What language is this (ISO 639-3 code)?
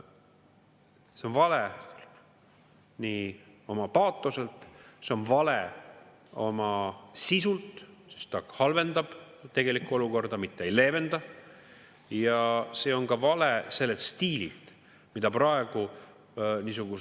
est